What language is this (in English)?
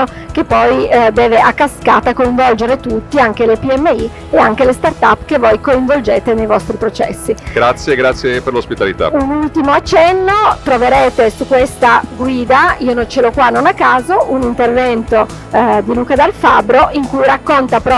Italian